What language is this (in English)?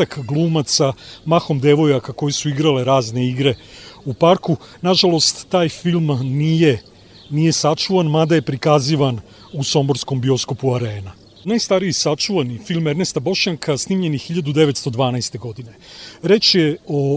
Croatian